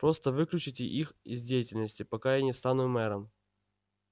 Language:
Russian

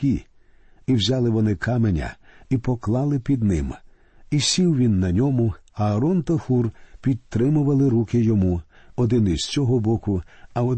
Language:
Ukrainian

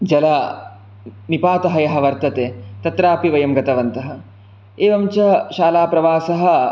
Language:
Sanskrit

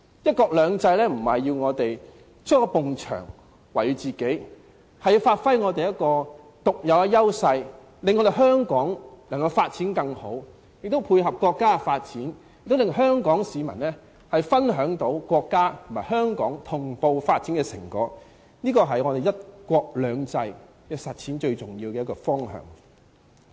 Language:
Cantonese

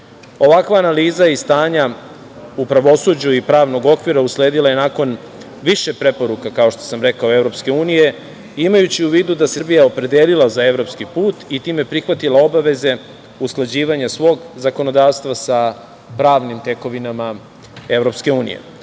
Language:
Serbian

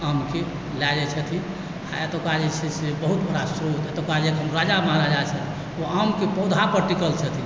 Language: Maithili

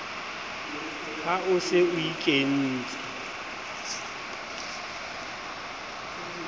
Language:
Southern Sotho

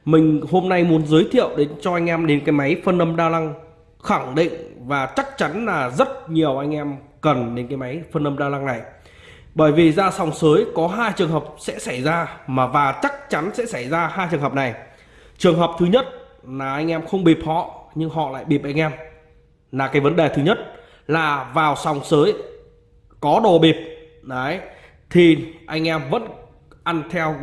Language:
Vietnamese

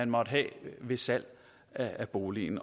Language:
Danish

